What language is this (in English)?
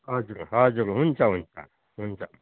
Nepali